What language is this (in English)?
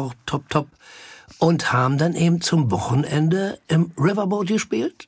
German